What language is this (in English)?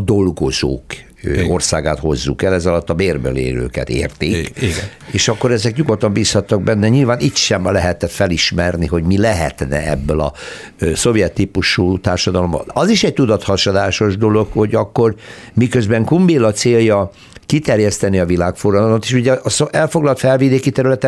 Hungarian